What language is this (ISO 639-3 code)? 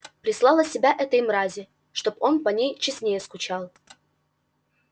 rus